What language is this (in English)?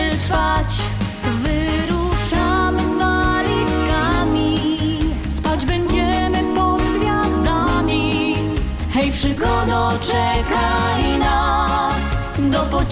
Polish